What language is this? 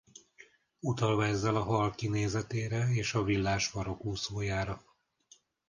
Hungarian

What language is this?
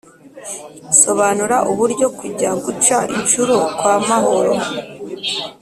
Kinyarwanda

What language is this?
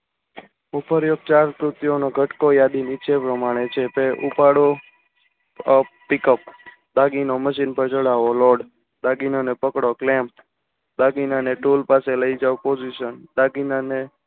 Gujarati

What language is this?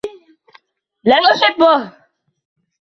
Arabic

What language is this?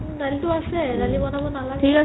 Assamese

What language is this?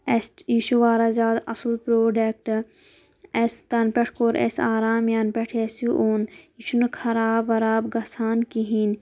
Kashmiri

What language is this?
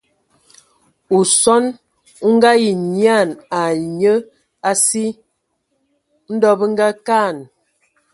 Ewondo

